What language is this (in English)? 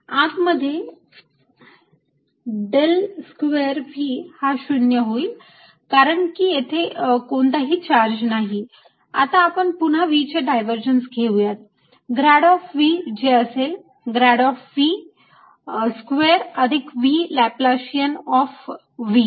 Marathi